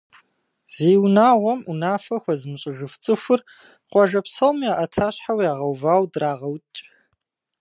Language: Kabardian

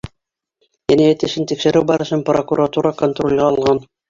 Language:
Bashkir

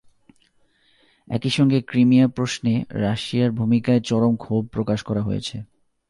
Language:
Bangla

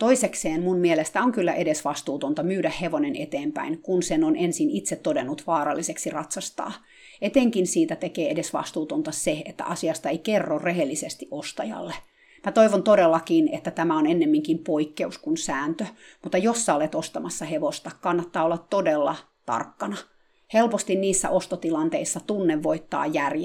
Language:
Finnish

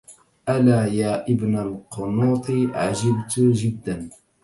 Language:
Arabic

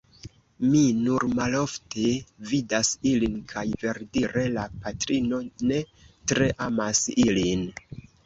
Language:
Esperanto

